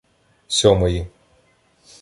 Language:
Ukrainian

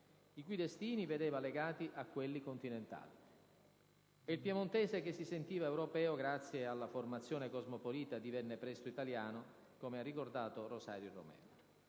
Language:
Italian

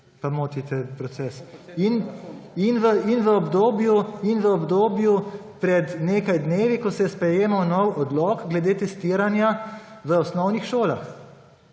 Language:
Slovenian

